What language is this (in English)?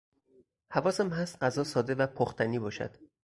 Persian